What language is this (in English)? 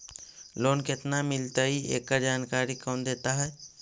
Magahi